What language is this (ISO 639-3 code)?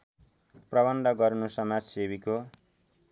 nep